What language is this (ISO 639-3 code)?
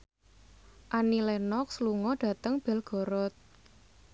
jav